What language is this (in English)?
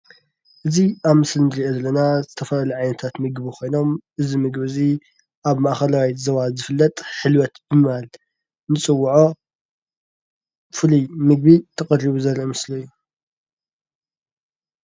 Tigrinya